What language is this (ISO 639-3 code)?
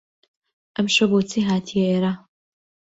ckb